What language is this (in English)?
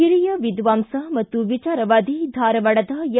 Kannada